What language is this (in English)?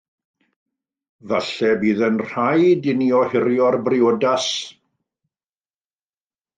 Welsh